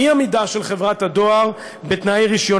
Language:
Hebrew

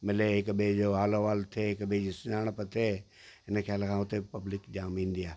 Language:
Sindhi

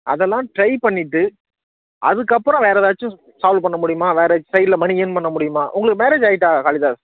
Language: Tamil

